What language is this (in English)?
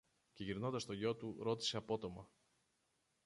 Greek